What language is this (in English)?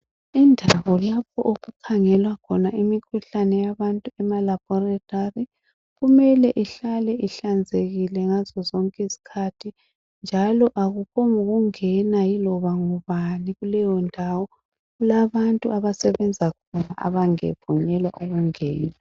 North Ndebele